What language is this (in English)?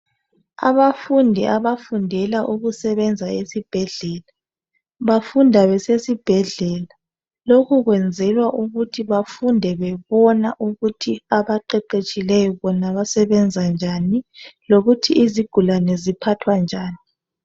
North Ndebele